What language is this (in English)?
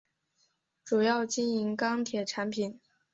Chinese